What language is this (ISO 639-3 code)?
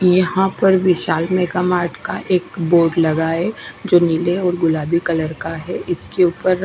hin